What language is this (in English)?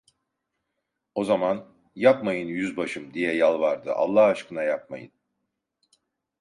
Turkish